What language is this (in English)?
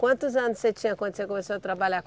Portuguese